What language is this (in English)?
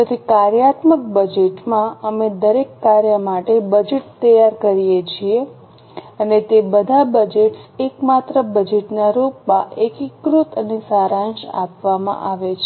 Gujarati